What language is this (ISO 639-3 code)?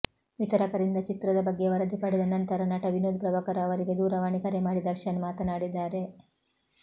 kan